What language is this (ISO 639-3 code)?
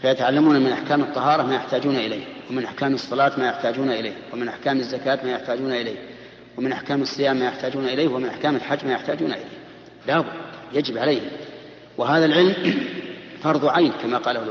ara